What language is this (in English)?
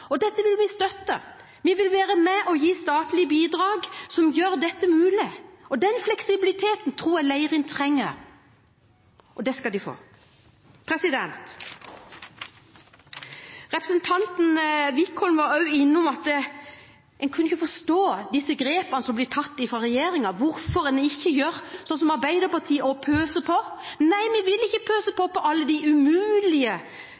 Norwegian Bokmål